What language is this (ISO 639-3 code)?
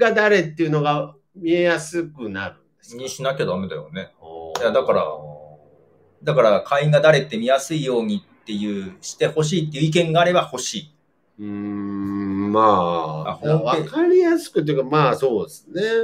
jpn